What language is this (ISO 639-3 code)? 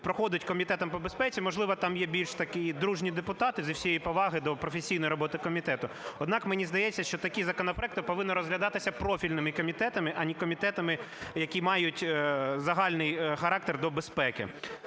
ukr